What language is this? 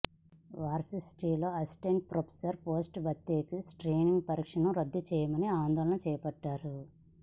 Telugu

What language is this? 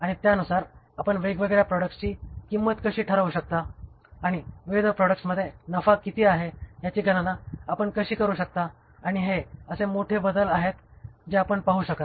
Marathi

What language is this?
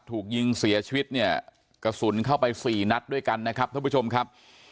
Thai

